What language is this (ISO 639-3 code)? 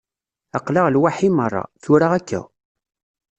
kab